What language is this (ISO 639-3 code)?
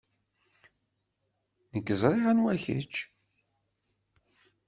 kab